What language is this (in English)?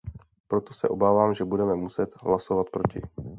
Czech